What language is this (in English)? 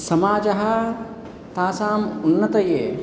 Sanskrit